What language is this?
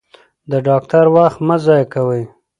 Pashto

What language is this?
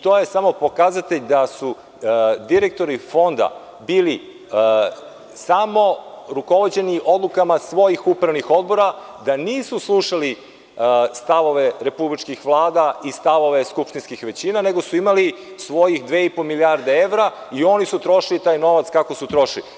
Serbian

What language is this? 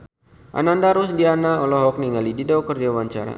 Sundanese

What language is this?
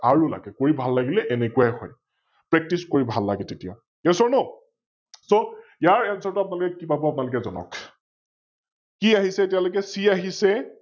Assamese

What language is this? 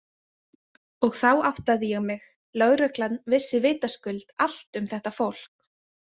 Icelandic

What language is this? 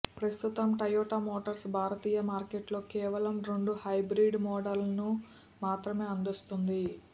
Telugu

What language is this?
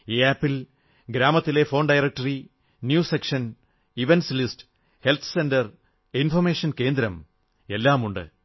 Malayalam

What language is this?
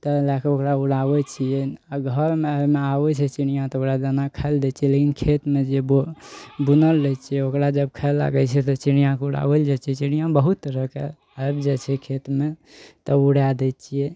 Maithili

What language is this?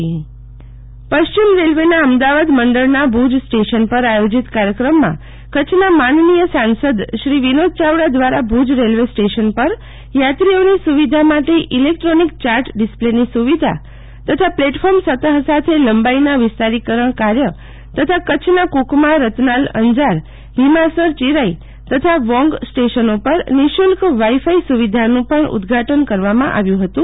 Gujarati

